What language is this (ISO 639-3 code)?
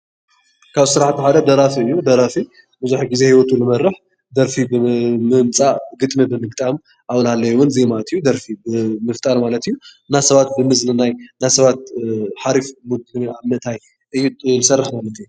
tir